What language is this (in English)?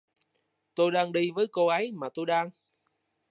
Vietnamese